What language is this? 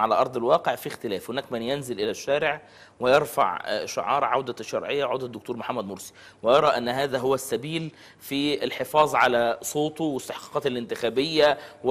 Arabic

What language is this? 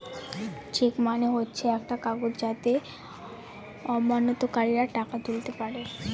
Bangla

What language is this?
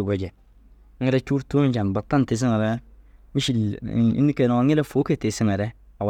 Dazaga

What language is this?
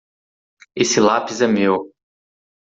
Portuguese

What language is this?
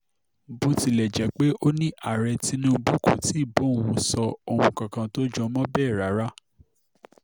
Yoruba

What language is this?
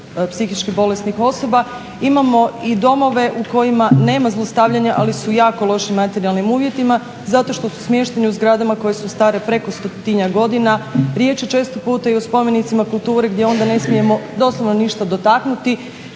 Croatian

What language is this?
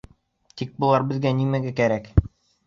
Bashkir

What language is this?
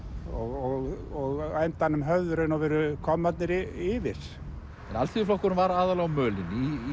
Icelandic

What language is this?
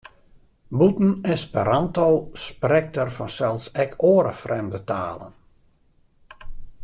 Western Frisian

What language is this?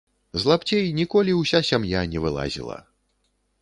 Belarusian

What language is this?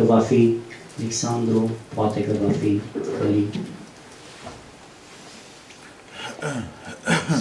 Romanian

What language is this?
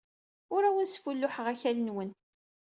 Kabyle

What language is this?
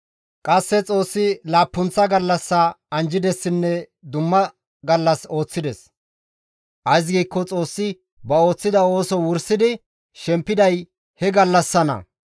Gamo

